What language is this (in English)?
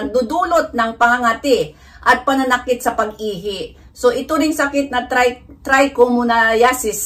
Filipino